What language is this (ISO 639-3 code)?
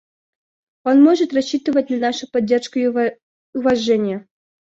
rus